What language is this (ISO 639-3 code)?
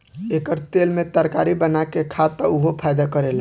bho